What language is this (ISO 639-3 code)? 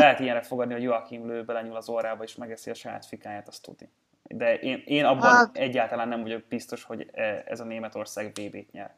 hun